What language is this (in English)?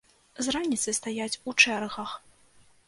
Belarusian